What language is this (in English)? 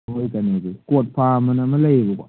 Manipuri